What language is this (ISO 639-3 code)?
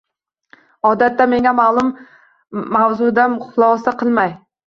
uzb